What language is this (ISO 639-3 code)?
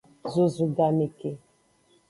ajg